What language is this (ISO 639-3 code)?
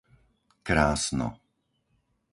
slk